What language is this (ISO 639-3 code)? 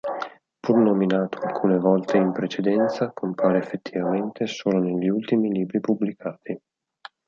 ita